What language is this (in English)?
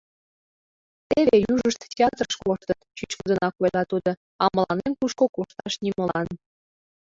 Mari